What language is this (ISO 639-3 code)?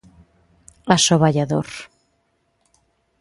glg